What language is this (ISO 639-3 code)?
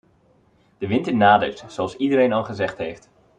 nld